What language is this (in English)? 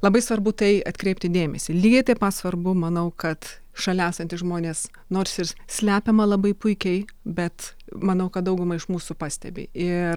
Lithuanian